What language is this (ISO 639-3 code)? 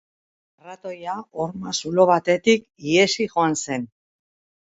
eus